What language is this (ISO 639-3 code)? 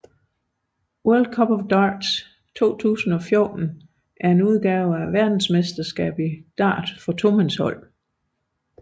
dan